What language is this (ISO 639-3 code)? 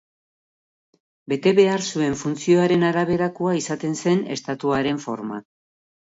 eus